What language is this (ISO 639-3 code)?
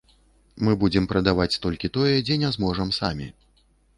bel